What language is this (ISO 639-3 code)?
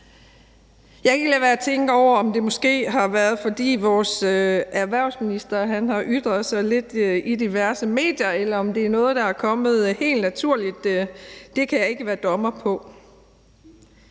dan